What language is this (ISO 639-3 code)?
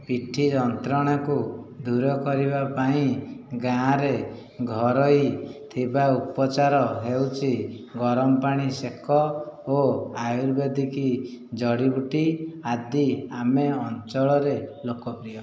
ori